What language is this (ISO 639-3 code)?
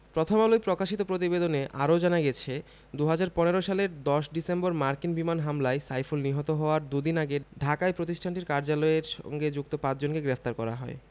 ben